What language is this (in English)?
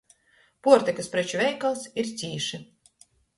Latgalian